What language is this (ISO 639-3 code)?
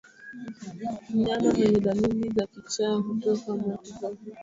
swa